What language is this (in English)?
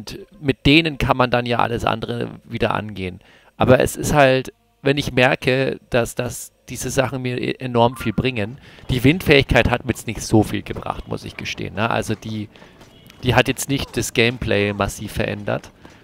German